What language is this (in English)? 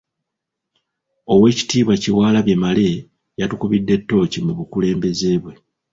Ganda